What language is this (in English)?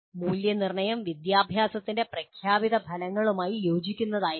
Malayalam